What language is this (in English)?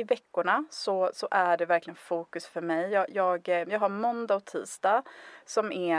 Swedish